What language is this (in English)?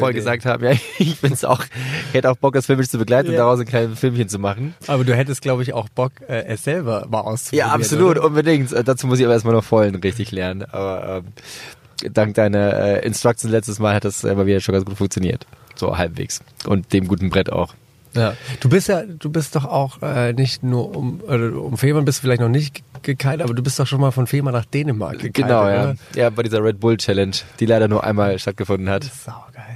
German